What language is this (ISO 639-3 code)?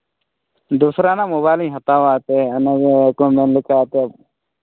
sat